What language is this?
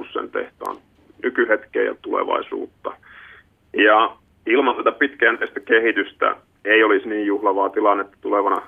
Finnish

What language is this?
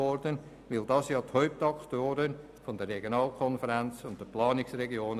Swiss German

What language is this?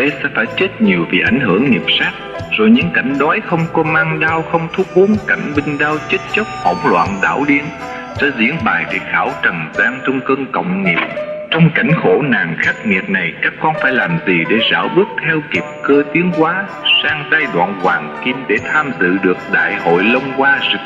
Vietnamese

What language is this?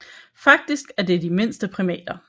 Danish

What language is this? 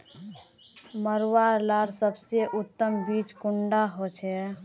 Magahi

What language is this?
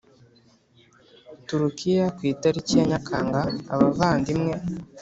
Kinyarwanda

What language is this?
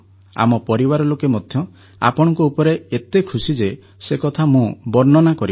Odia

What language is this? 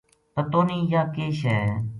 Gujari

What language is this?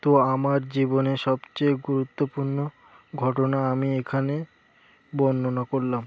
Bangla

